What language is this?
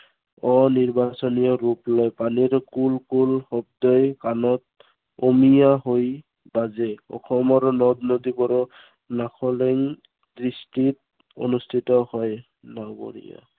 Assamese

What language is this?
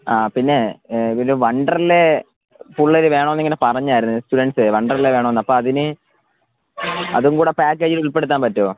Malayalam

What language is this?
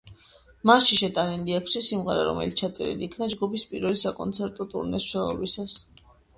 Georgian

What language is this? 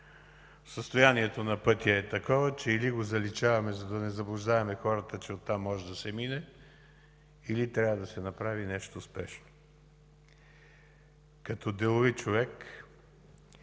Bulgarian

